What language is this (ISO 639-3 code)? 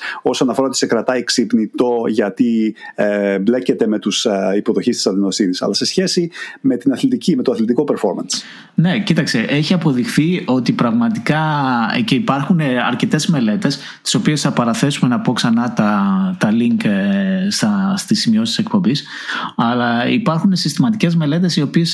ell